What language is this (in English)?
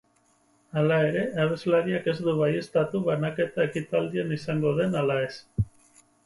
Basque